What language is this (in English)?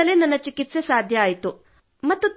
Kannada